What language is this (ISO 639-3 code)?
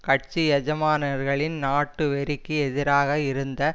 tam